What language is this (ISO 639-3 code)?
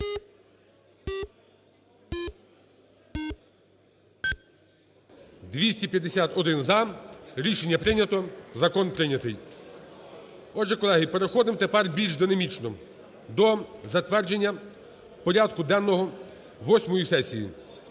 ukr